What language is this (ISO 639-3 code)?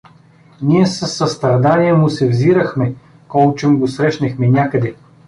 bul